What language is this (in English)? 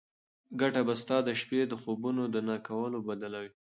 Pashto